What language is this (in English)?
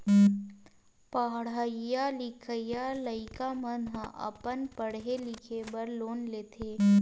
Chhattisgarhi